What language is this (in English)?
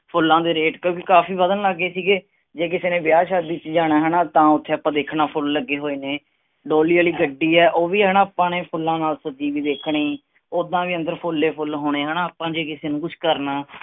Punjabi